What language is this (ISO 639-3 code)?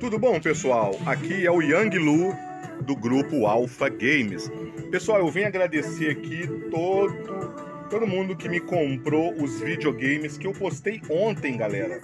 por